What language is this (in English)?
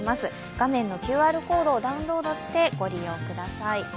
Japanese